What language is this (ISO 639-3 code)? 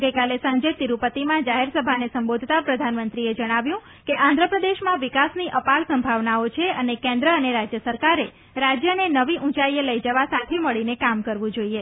guj